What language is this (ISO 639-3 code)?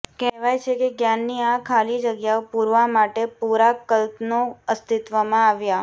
guj